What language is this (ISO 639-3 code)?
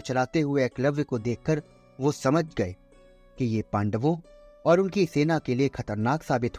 hin